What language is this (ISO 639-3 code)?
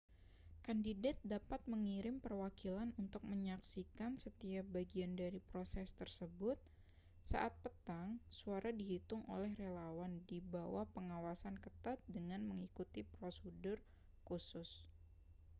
ind